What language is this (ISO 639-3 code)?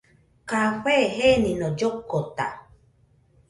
hux